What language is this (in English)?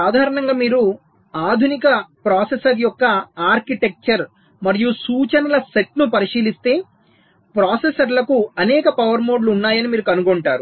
Telugu